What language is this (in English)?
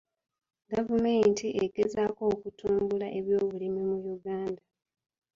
Ganda